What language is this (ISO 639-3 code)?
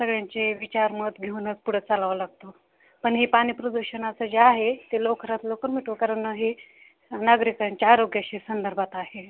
mar